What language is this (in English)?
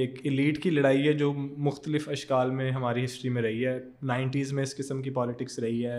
Urdu